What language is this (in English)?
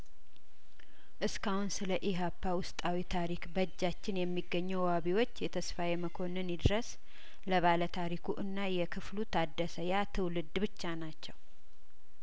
Amharic